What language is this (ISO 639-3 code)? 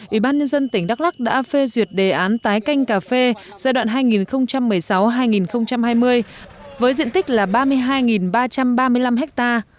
vie